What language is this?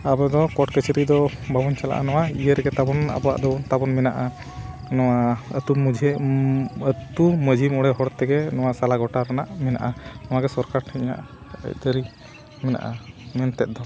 Santali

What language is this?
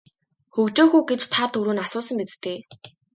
Mongolian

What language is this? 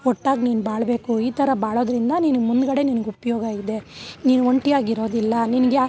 Kannada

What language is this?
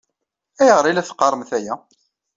Kabyle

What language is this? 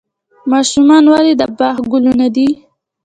Pashto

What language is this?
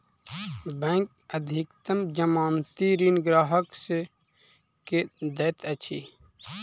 Maithili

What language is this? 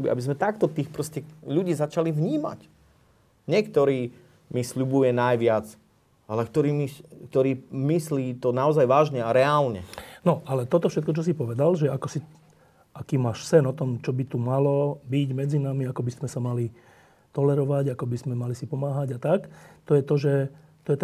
Slovak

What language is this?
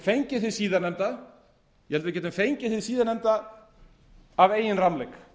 Icelandic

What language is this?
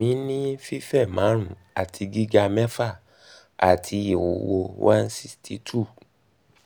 Yoruba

